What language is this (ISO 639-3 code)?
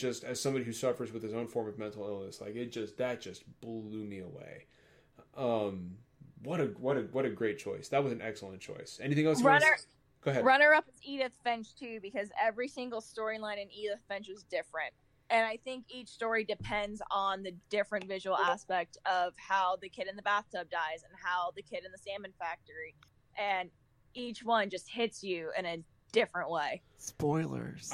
eng